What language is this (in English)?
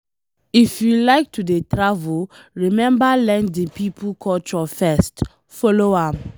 Nigerian Pidgin